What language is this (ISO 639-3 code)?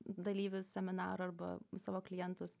lit